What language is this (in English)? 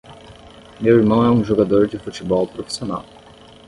Portuguese